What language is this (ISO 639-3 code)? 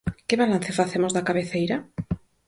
glg